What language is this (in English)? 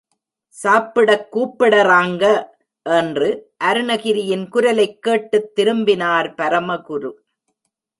Tamil